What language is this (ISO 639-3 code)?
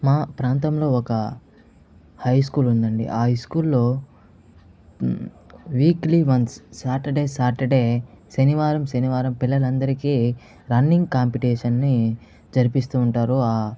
tel